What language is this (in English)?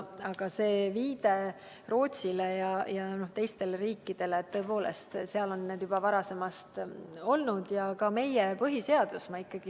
Estonian